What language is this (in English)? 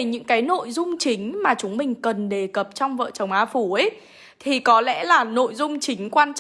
Vietnamese